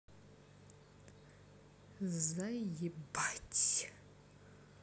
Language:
Russian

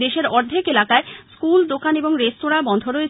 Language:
Bangla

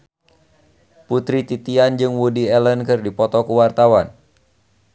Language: Sundanese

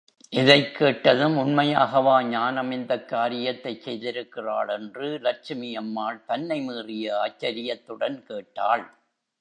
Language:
Tamil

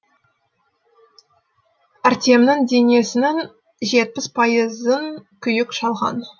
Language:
Kazakh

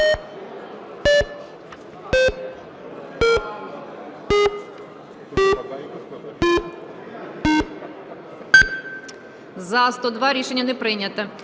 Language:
Ukrainian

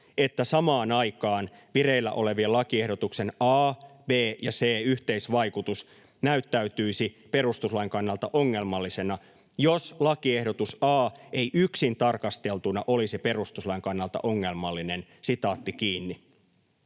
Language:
Finnish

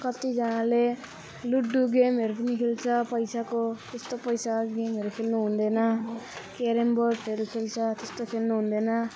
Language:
Nepali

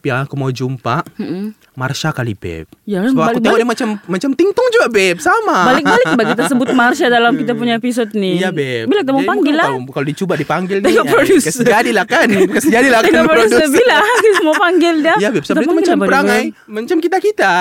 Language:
Malay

